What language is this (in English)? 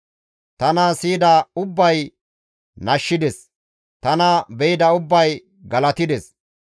Gamo